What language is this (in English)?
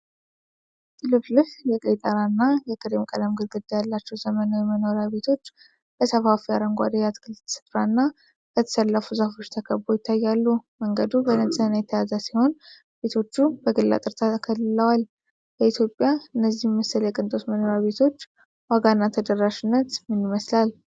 Amharic